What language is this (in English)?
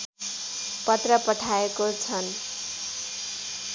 Nepali